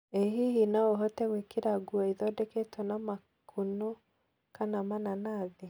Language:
Kikuyu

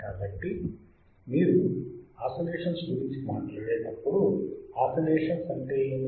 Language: Telugu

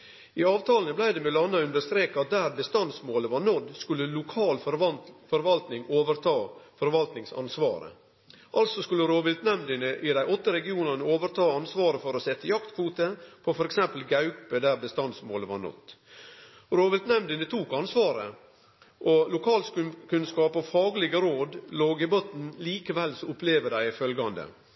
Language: Norwegian Nynorsk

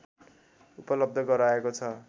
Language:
Nepali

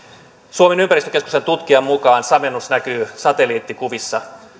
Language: Finnish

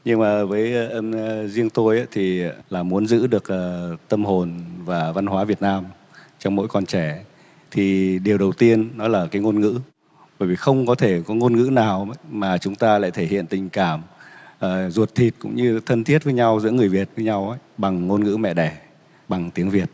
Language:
Vietnamese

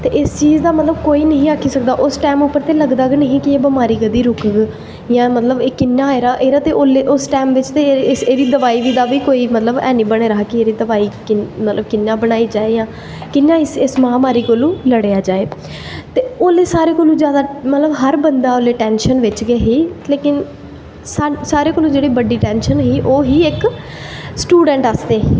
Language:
Dogri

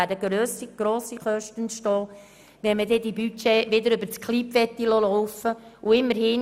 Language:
Swiss German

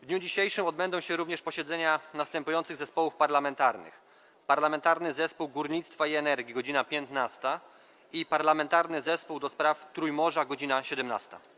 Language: Polish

